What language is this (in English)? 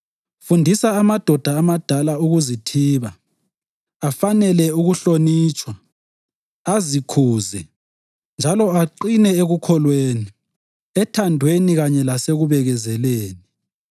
North Ndebele